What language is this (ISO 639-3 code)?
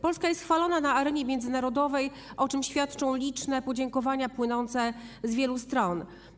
pol